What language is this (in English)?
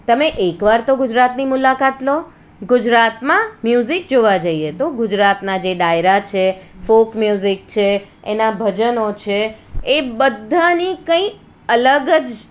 Gujarati